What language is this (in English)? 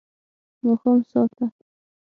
Pashto